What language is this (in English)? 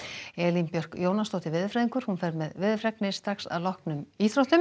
Icelandic